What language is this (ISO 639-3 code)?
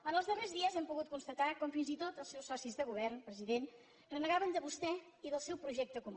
cat